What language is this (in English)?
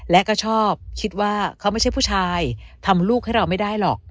Thai